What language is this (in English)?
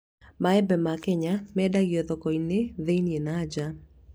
Kikuyu